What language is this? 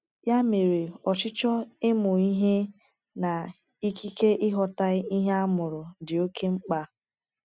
Igbo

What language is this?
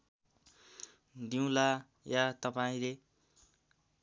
Nepali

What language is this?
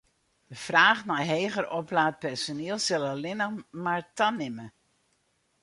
Western Frisian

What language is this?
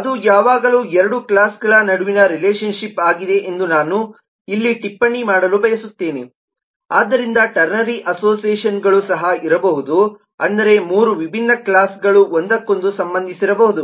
Kannada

